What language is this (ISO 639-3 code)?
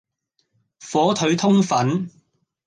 yue